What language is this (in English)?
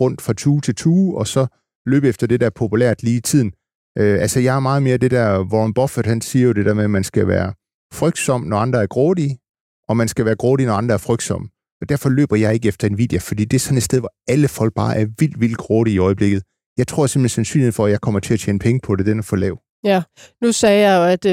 Danish